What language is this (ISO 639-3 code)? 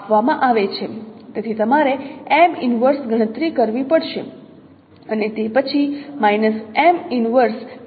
guj